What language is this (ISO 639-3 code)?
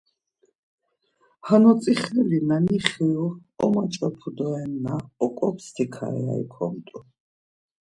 lzz